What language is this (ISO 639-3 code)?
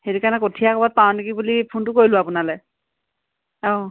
asm